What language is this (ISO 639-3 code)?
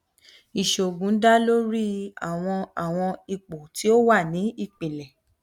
yor